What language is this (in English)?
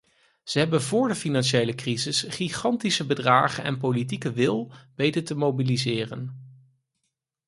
Dutch